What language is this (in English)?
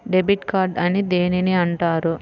Telugu